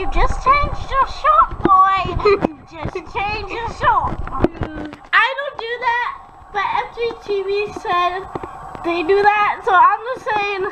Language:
English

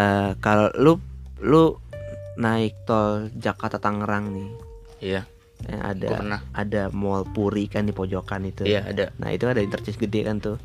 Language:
Indonesian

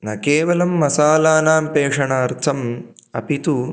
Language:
Sanskrit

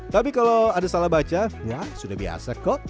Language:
Indonesian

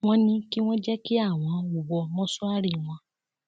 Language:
Yoruba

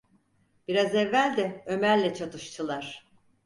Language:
Turkish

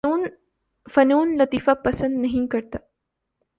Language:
Urdu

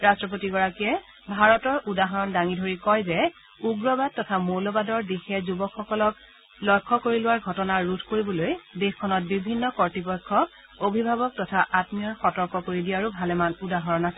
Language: Assamese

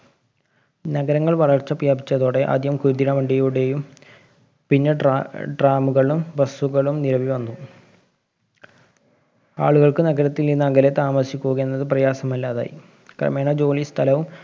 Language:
Malayalam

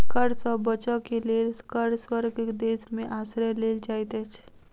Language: Maithili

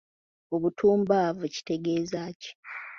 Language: Ganda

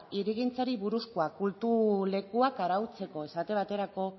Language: Basque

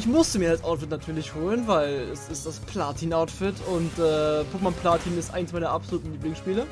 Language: German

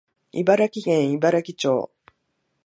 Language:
Japanese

